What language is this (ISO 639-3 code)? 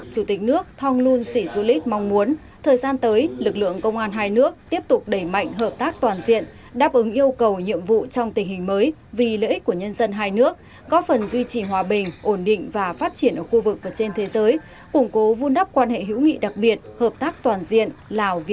vie